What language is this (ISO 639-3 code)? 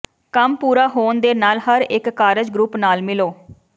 pan